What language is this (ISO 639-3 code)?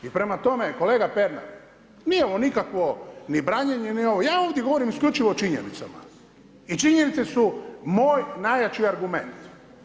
hrv